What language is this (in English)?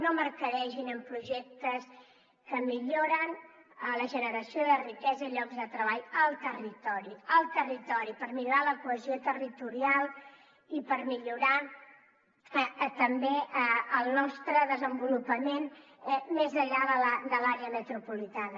Catalan